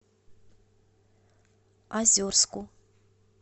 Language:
Russian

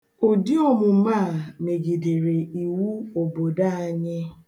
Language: Igbo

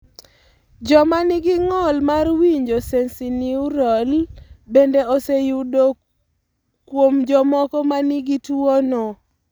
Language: Luo (Kenya and Tanzania)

